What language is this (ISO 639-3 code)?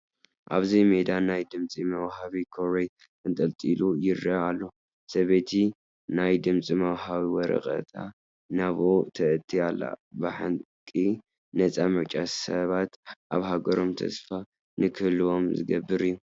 tir